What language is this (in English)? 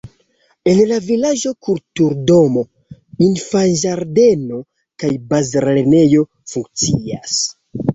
Esperanto